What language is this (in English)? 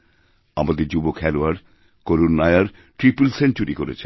Bangla